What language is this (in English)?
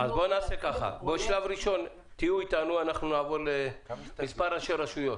Hebrew